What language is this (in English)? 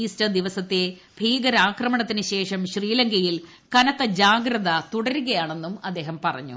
Malayalam